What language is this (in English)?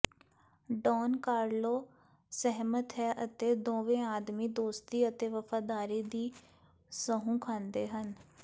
Punjabi